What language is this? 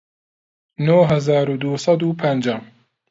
Central Kurdish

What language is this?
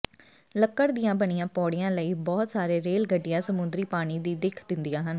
Punjabi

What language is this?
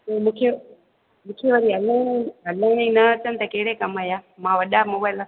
Sindhi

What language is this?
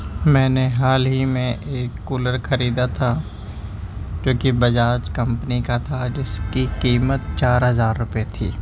Urdu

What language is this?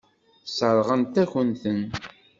Kabyle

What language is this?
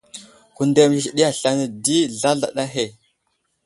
Wuzlam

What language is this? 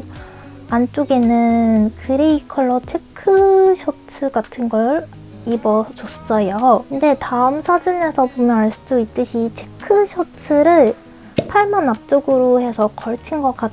Korean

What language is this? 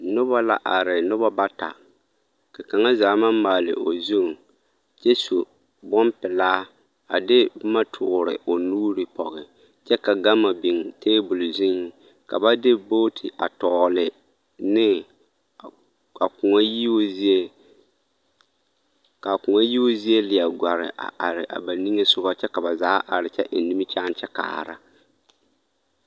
Southern Dagaare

